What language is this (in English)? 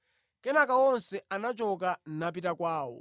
Nyanja